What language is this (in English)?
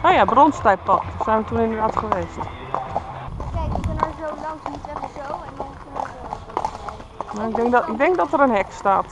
Dutch